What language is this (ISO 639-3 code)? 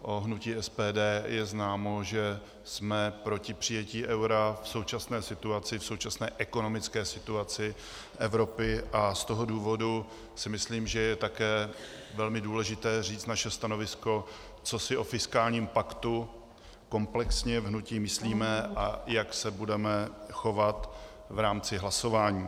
ces